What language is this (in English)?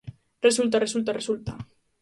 Galician